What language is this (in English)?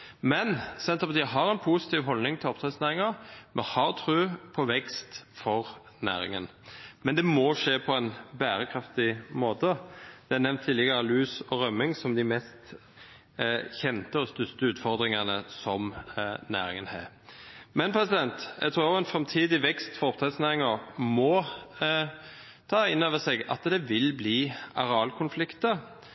Norwegian Bokmål